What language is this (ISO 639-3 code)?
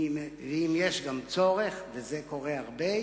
heb